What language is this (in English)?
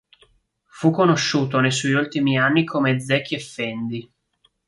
Italian